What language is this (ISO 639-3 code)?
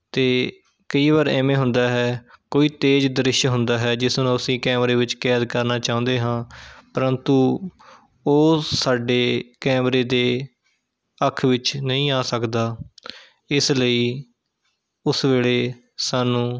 pan